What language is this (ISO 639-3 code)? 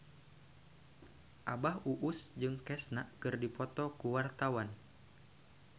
sun